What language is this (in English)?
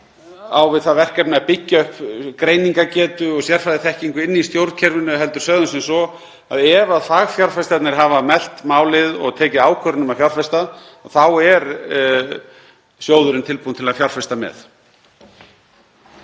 Icelandic